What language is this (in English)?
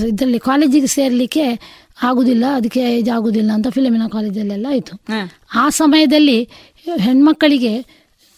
Kannada